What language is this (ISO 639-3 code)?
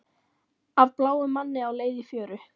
isl